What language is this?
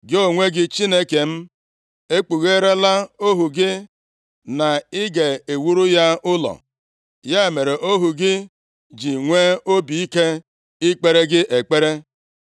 Igbo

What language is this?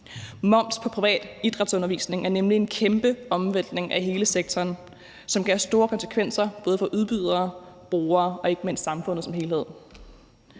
Danish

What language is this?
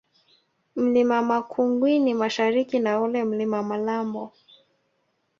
Swahili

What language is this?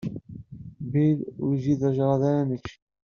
Kabyle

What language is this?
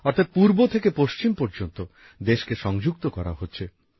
Bangla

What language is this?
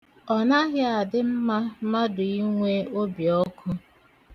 Igbo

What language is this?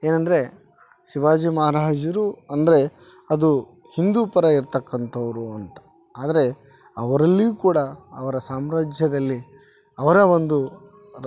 Kannada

